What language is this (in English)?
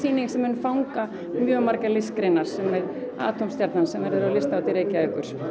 Icelandic